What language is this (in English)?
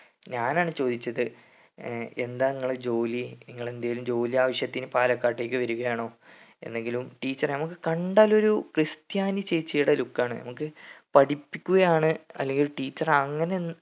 Malayalam